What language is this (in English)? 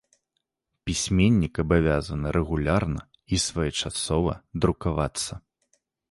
Belarusian